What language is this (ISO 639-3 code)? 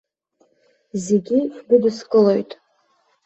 abk